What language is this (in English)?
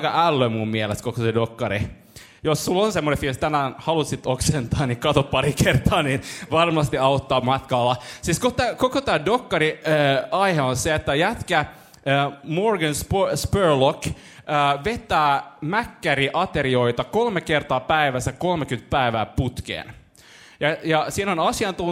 Finnish